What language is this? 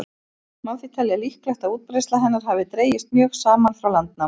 Icelandic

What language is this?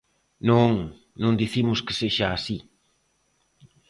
Galician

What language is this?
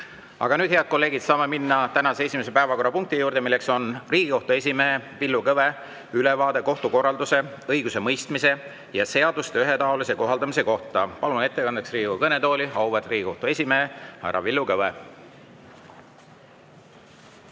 Estonian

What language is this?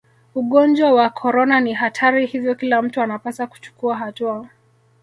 Swahili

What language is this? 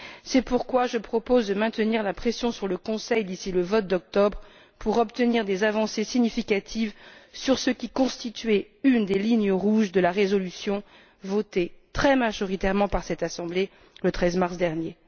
French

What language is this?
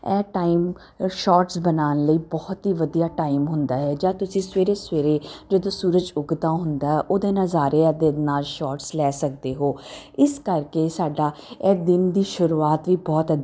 Punjabi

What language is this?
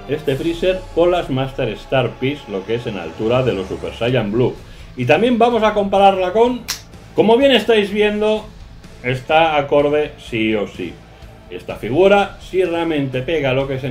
Spanish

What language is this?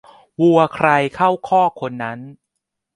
Thai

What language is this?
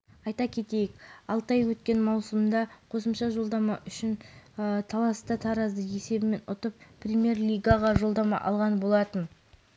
Kazakh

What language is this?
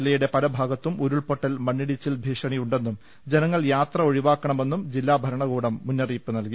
Malayalam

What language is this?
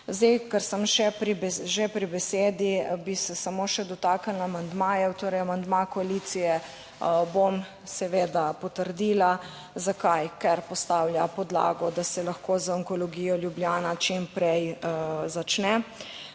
Slovenian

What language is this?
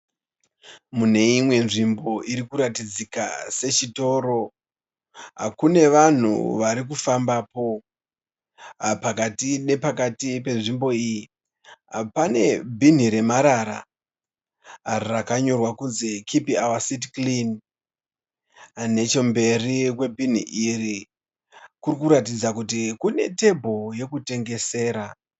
Shona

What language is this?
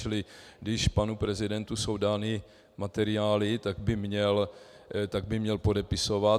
Czech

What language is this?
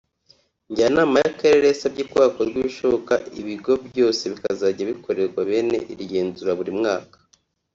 Kinyarwanda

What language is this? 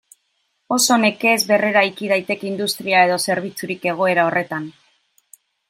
Basque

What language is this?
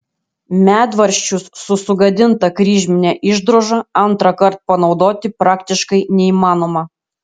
Lithuanian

